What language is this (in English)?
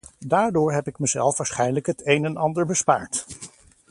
Dutch